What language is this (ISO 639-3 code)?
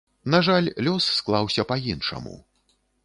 bel